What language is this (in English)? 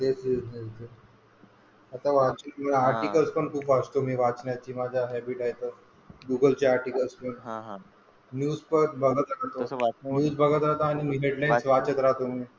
Marathi